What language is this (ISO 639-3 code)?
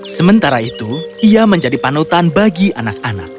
ind